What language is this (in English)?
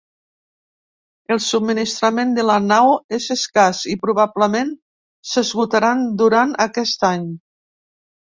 Catalan